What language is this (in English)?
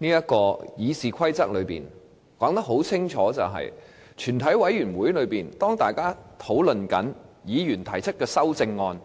Cantonese